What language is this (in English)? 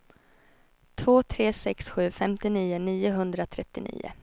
Swedish